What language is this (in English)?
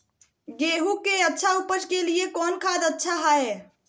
Magahi